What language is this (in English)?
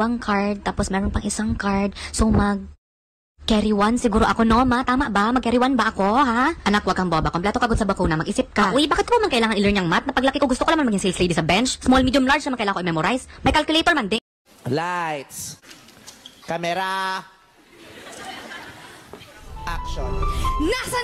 Spanish